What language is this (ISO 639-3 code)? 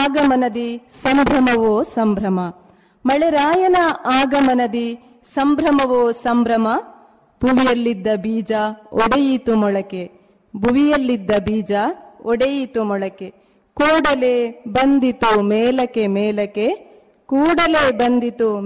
kan